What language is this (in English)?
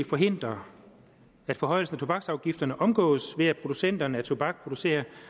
Danish